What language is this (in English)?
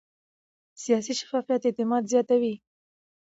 Pashto